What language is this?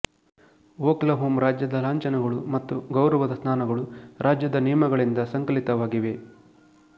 Kannada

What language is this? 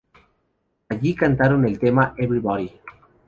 Spanish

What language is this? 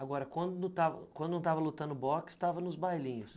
Portuguese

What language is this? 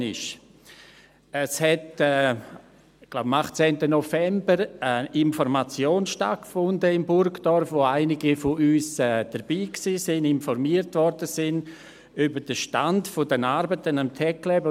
Swiss German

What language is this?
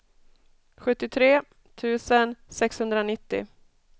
Swedish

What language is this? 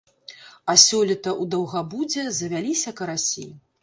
Belarusian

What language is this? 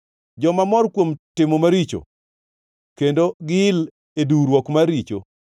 Luo (Kenya and Tanzania)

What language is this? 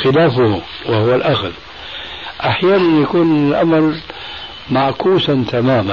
Arabic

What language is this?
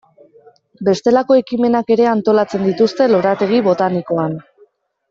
Basque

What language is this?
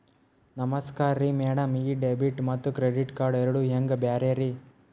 Kannada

